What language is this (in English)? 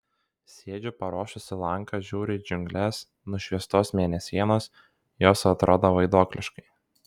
Lithuanian